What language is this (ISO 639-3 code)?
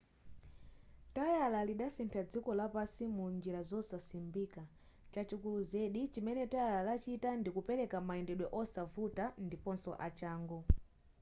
nya